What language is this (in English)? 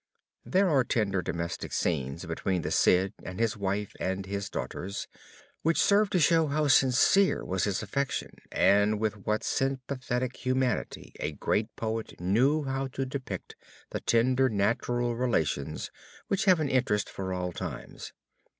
English